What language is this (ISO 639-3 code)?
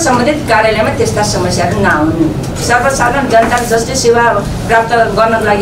ron